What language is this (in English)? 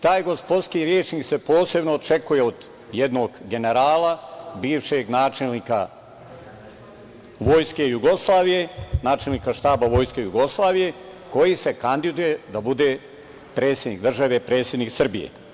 Serbian